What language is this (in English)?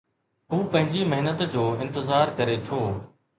Sindhi